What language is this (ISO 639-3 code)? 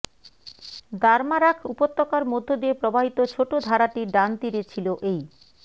ben